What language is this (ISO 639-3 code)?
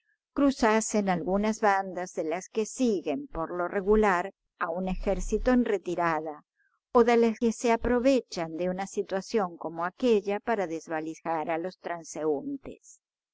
spa